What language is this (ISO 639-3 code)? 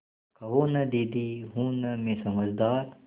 hin